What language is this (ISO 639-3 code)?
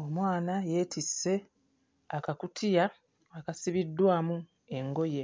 lug